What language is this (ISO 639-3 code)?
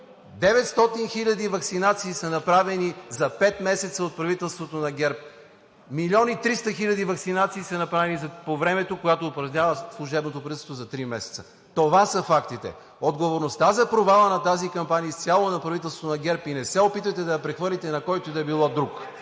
bul